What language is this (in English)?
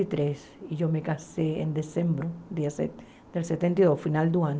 Portuguese